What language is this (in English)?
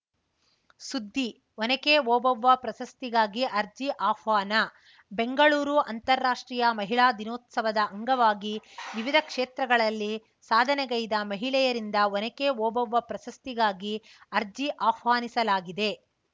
Kannada